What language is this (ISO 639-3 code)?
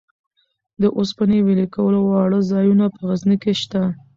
pus